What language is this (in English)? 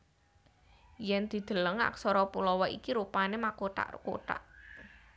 Javanese